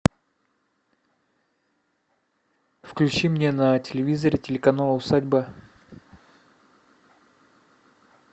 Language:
Russian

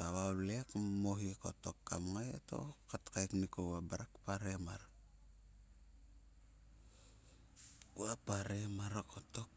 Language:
Sulka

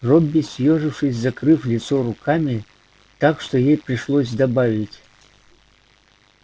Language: Russian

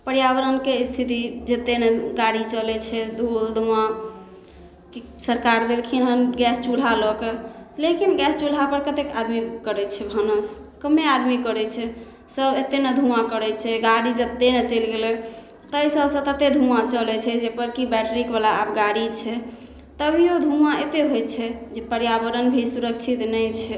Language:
Maithili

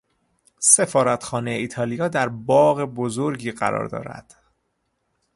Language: Persian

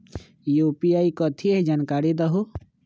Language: Magahi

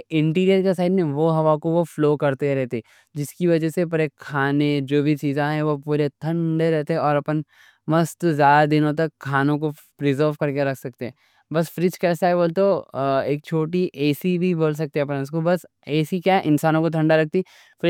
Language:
Deccan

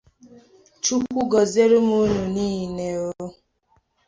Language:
Igbo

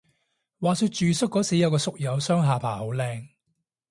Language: Cantonese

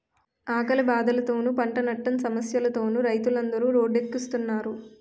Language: Telugu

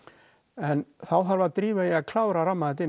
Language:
Icelandic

